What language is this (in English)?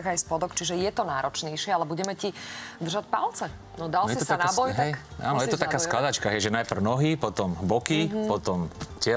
Slovak